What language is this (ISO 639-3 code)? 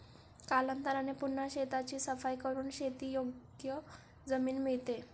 mar